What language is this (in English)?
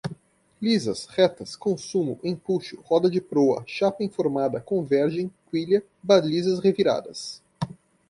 Portuguese